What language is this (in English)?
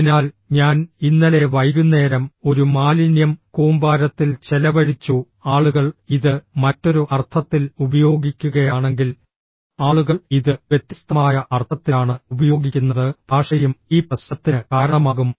Malayalam